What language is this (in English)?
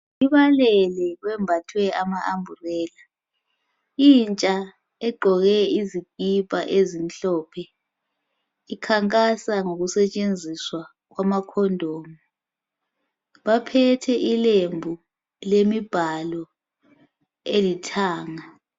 North Ndebele